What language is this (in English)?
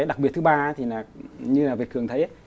Vietnamese